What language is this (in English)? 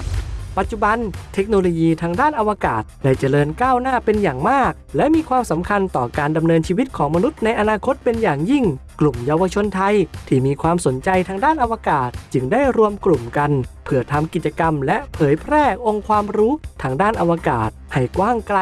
Thai